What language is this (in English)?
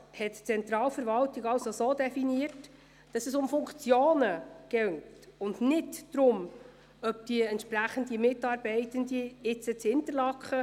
Swiss German